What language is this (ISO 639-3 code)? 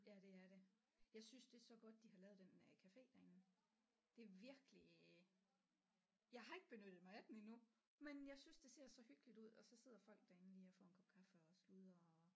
dan